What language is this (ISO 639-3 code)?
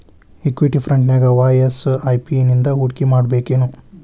kan